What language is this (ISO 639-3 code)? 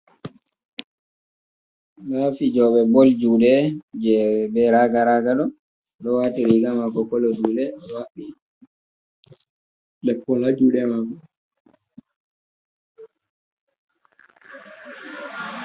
ful